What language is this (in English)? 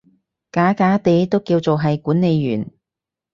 Cantonese